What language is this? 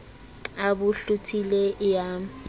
Southern Sotho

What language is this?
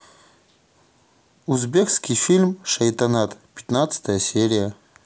Russian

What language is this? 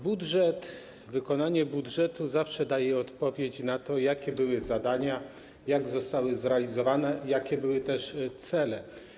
Polish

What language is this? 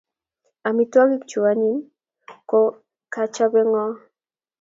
Kalenjin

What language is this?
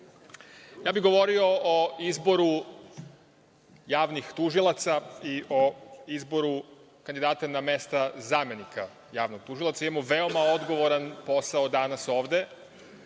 Serbian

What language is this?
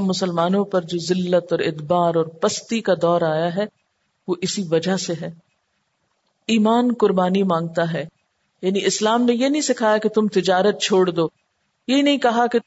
Urdu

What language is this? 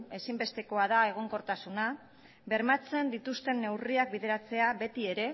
Basque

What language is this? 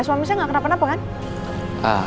Indonesian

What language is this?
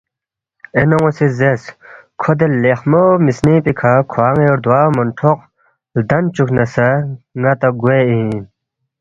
Balti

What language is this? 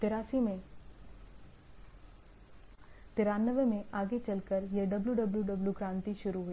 Hindi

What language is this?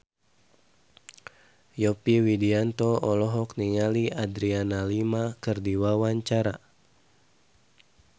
Sundanese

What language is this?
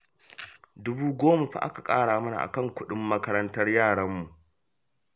Hausa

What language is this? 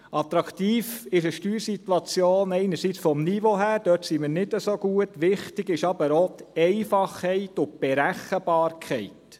Swiss German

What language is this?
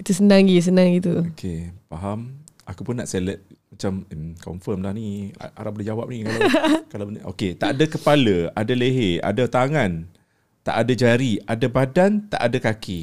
Malay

